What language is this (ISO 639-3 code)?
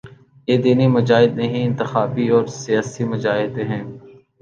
urd